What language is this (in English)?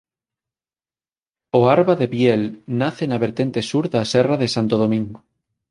Galician